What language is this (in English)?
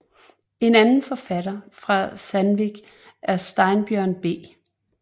Danish